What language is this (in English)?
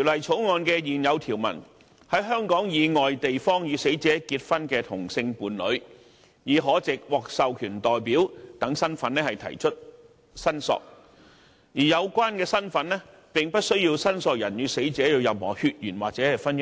Cantonese